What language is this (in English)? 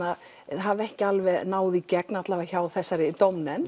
Icelandic